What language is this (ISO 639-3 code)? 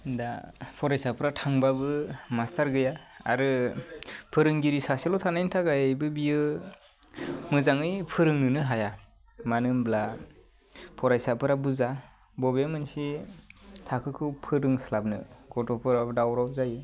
brx